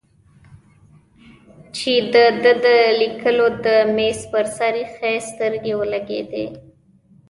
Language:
Pashto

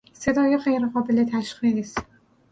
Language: Persian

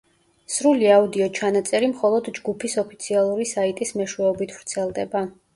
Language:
Georgian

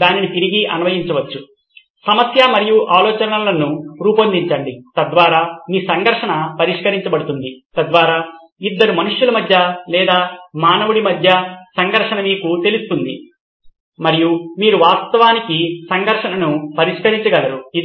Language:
Telugu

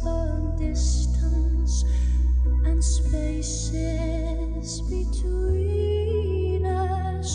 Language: Persian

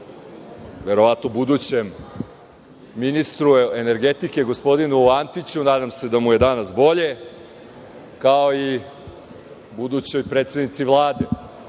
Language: Serbian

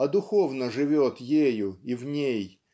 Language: Russian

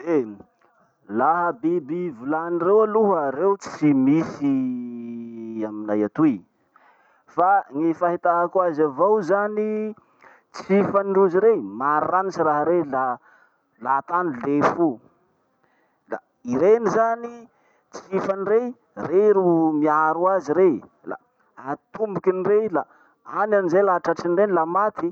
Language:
Masikoro Malagasy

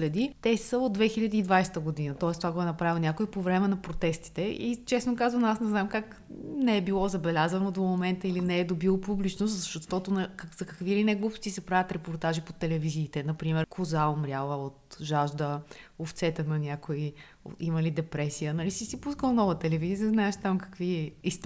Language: Bulgarian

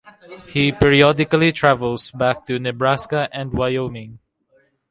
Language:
English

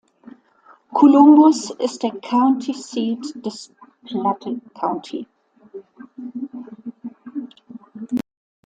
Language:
German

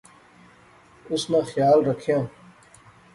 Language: Pahari-Potwari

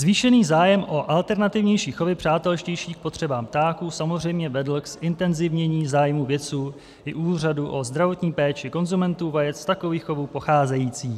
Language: Czech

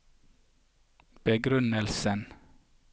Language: Norwegian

